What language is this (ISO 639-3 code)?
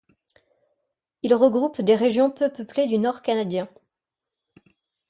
fra